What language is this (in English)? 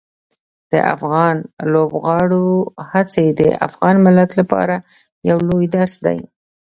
Pashto